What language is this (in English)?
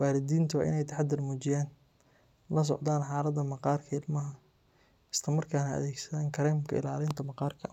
Somali